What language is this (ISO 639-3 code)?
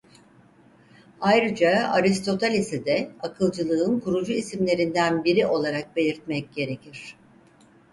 tur